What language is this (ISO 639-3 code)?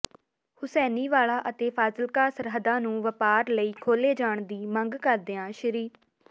pan